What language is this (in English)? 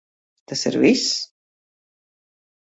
Latvian